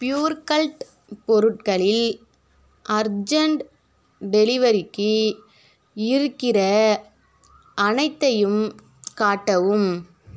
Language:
Tamil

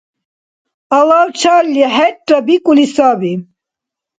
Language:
Dargwa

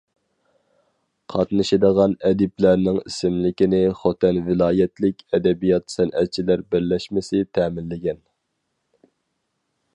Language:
Uyghur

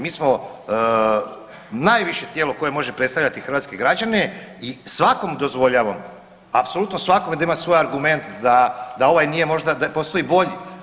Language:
Croatian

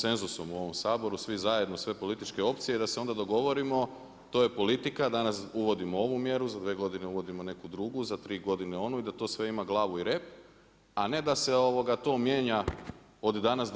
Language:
Croatian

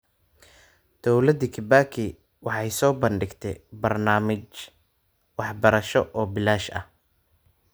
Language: Somali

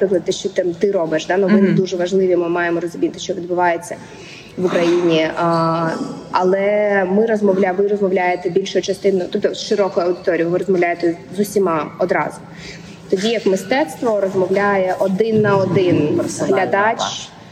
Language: Ukrainian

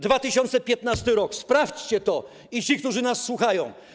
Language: Polish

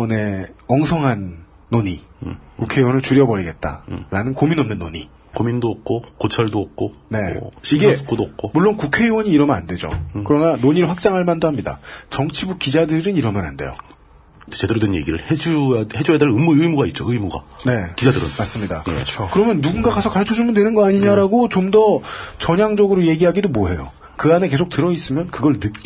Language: Korean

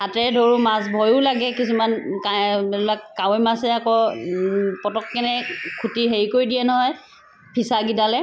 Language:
Assamese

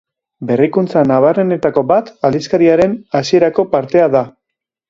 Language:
Basque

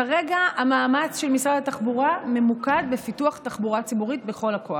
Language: Hebrew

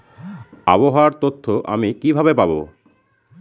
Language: Bangla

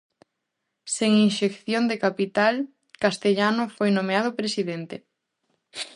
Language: Galician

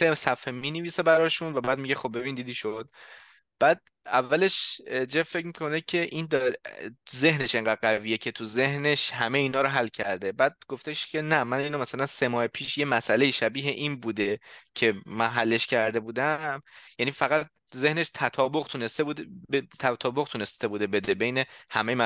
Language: Persian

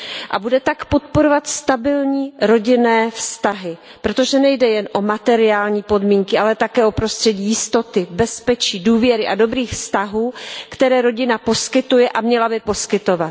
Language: Czech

